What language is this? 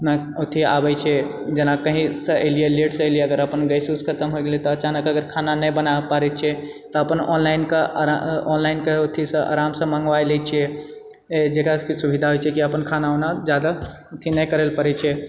Maithili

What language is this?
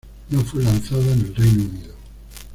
Spanish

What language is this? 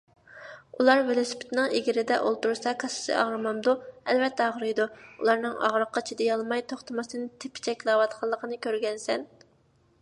Uyghur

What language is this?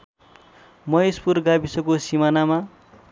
Nepali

